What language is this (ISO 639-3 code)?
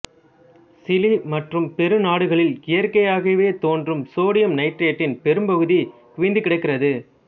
tam